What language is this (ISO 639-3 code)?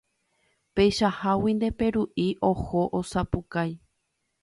grn